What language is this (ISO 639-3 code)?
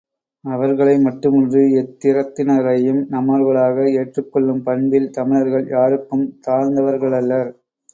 tam